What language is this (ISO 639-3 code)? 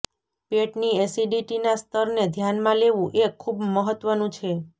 guj